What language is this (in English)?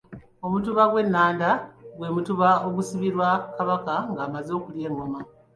Ganda